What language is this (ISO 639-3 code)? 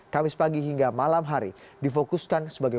ind